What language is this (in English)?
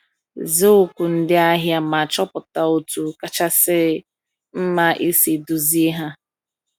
Igbo